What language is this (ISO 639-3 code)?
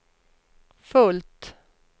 swe